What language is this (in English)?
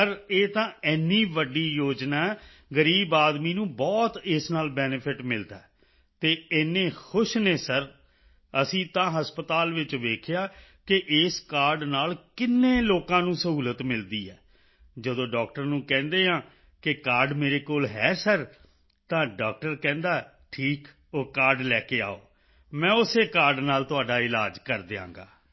Punjabi